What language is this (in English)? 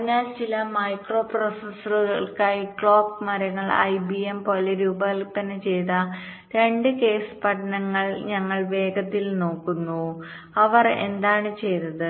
Malayalam